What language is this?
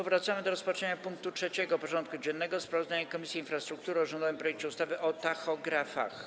Polish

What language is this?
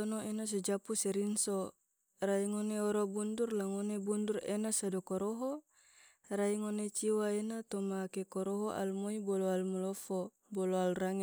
Tidore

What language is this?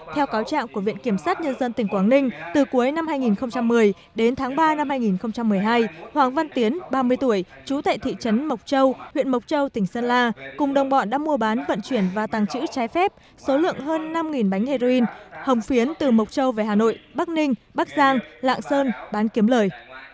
Vietnamese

